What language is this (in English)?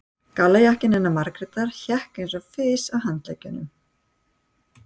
Icelandic